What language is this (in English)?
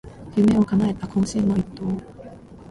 Japanese